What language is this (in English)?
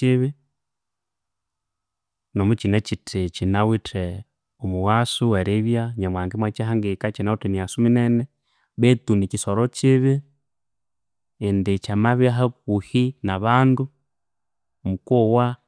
Konzo